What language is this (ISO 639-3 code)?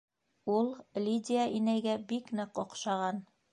bak